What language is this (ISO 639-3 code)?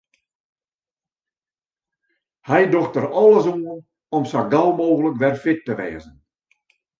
fry